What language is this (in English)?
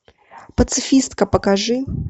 Russian